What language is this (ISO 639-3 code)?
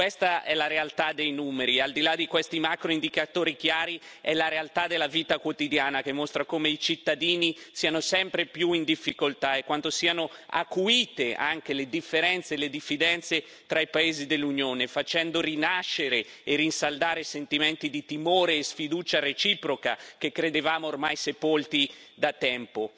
ita